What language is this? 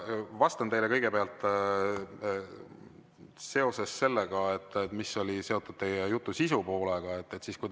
Estonian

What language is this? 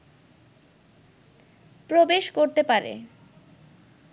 Bangla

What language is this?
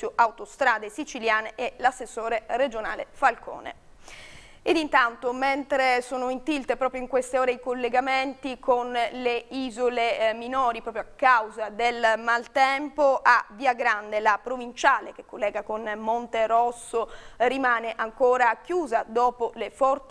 Italian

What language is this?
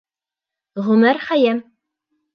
Bashkir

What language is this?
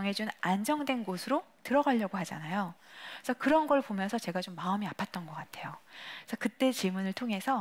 Korean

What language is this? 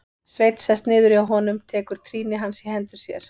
Icelandic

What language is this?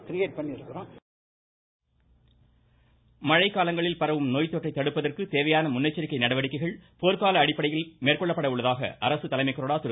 Tamil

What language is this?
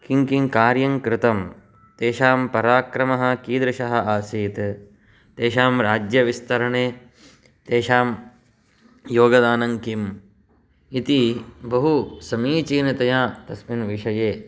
Sanskrit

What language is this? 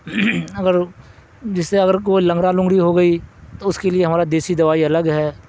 Urdu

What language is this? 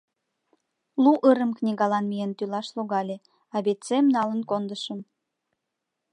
Mari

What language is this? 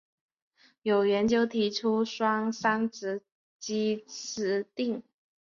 Chinese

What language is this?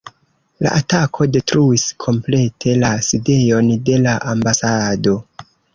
Esperanto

